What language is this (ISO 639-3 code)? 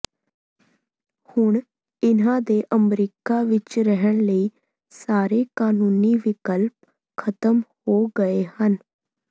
pan